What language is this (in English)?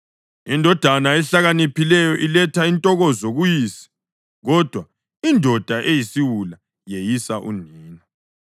North Ndebele